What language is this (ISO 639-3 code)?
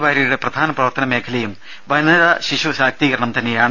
mal